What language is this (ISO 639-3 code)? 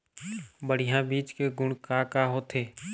hne